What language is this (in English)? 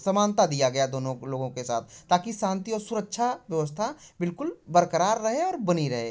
Hindi